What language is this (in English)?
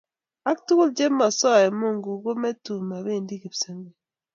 Kalenjin